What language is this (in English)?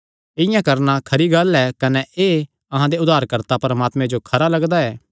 Kangri